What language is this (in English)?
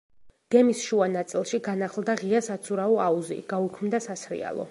Georgian